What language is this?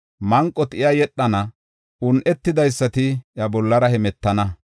Gofa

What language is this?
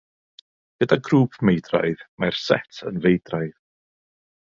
Welsh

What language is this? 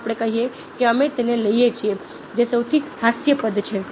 Gujarati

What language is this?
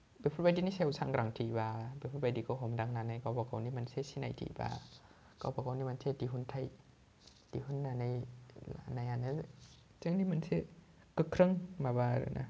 Bodo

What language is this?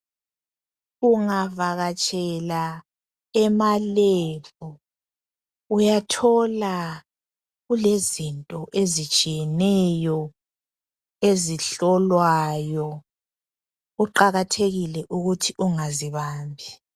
North Ndebele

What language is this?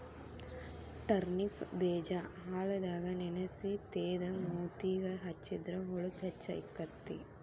Kannada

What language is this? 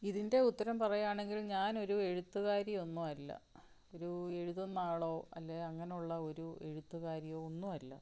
Malayalam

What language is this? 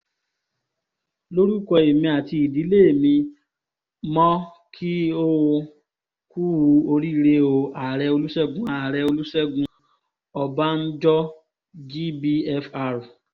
Yoruba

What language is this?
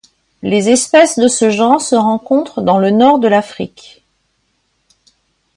French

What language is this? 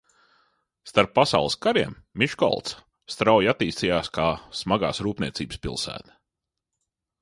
Latvian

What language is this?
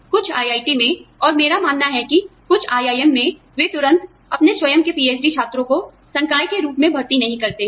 Hindi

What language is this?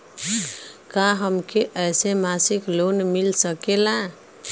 Bhojpuri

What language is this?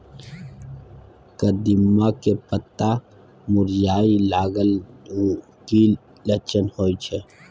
Maithili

